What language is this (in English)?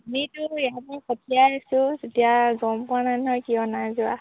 Assamese